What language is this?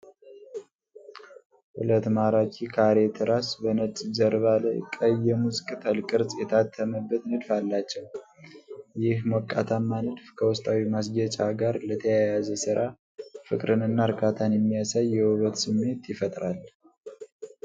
Amharic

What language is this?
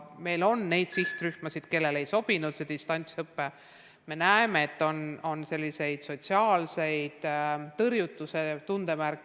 Estonian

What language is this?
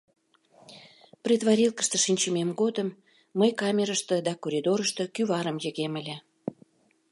Mari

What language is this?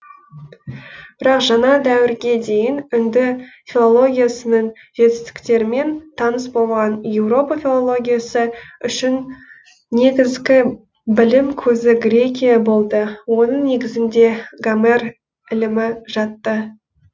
Kazakh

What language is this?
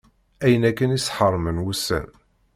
Kabyle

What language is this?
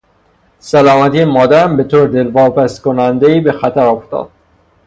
Persian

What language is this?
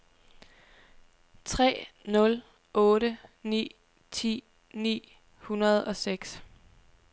Danish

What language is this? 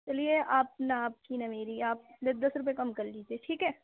Urdu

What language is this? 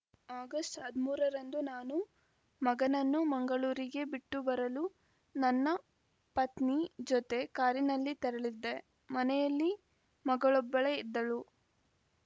Kannada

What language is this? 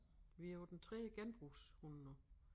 Danish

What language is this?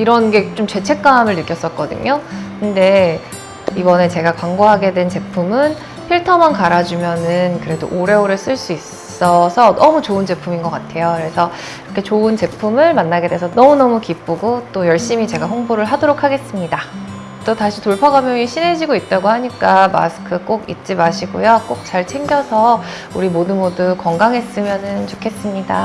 Korean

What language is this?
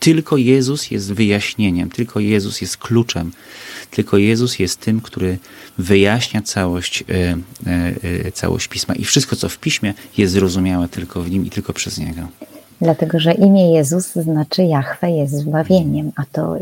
Polish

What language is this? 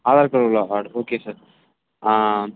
Tamil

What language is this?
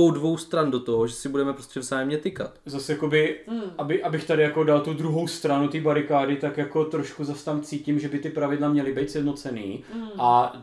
Czech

